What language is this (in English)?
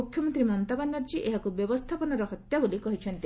Odia